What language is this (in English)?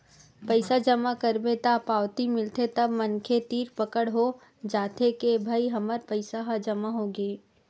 Chhattisgarhi